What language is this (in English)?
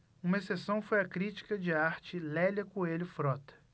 Portuguese